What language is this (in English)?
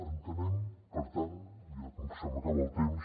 Catalan